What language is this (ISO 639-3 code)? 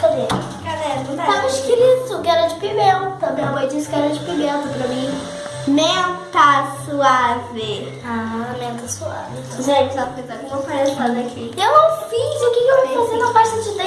por